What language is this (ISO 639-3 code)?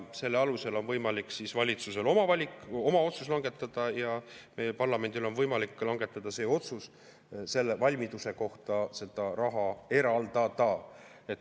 est